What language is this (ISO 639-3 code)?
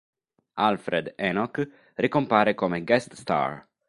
ita